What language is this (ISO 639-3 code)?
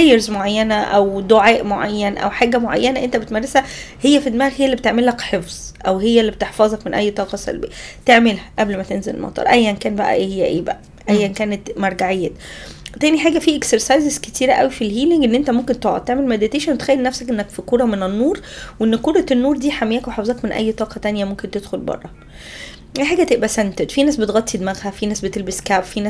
ara